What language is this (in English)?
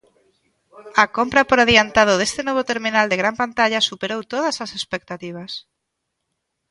Galician